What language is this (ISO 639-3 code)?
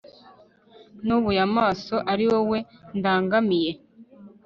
kin